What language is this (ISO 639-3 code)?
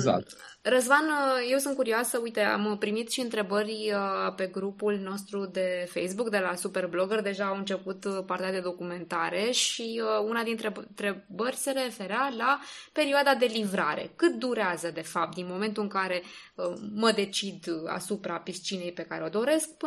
ron